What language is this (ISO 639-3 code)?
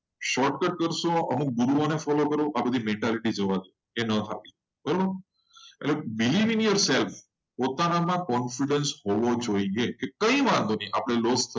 guj